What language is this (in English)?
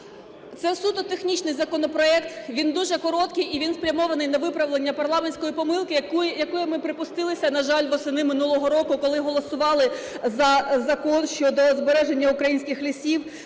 Ukrainian